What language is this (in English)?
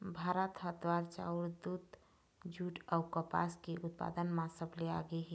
Chhattisgarhi